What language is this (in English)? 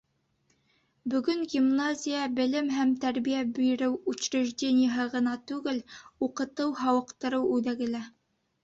Bashkir